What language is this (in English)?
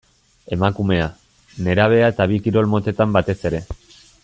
Basque